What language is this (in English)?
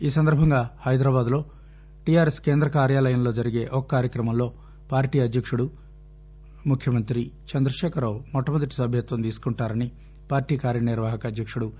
Telugu